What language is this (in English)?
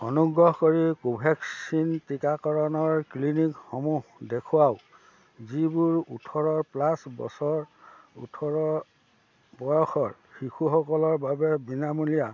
Assamese